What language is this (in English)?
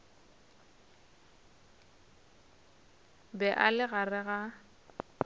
Northern Sotho